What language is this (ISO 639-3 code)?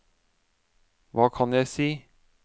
nor